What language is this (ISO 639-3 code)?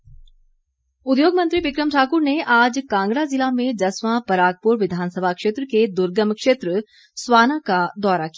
hin